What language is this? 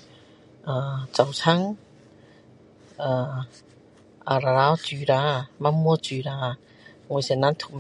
Min Dong Chinese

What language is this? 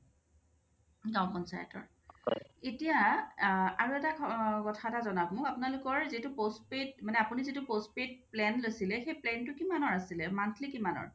Assamese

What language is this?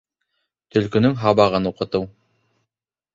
Bashkir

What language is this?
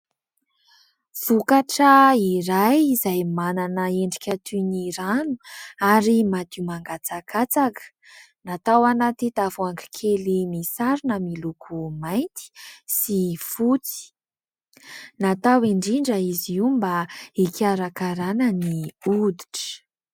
Malagasy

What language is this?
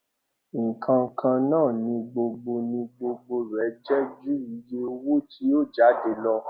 Yoruba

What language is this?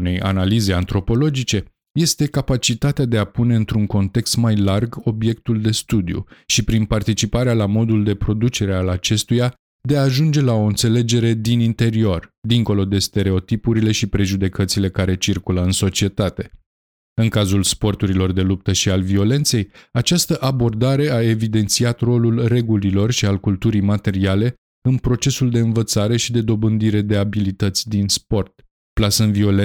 Romanian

